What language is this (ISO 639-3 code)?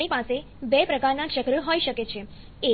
guj